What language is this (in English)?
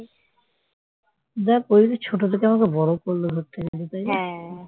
Bangla